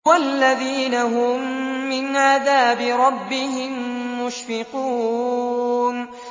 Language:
Arabic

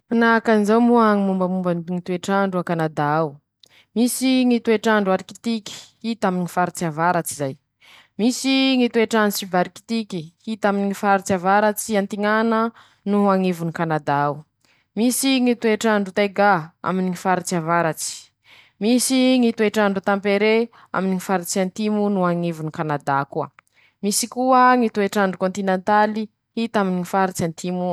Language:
Masikoro Malagasy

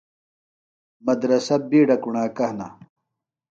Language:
Phalura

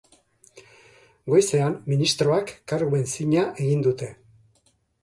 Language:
Basque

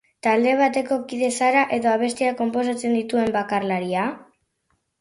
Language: Basque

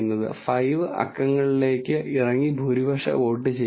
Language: Malayalam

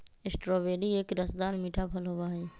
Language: Magahi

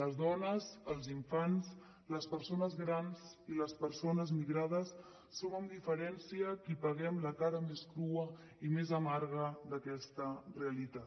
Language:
Catalan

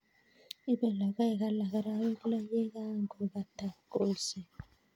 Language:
Kalenjin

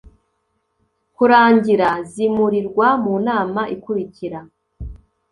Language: Kinyarwanda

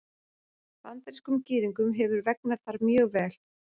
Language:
Icelandic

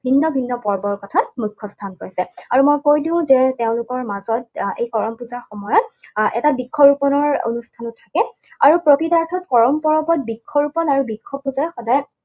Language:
Assamese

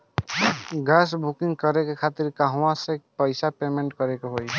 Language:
Bhojpuri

